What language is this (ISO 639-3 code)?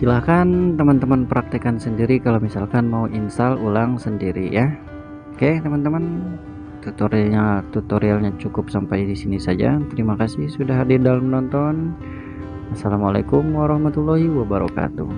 ind